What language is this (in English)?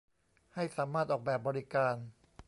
Thai